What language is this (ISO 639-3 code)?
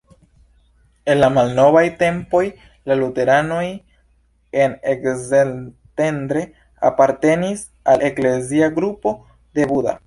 epo